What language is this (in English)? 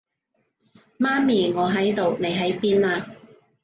Cantonese